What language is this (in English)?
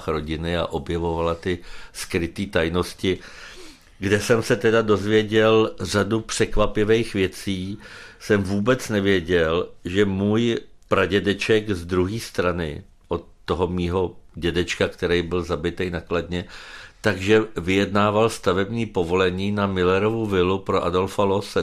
Czech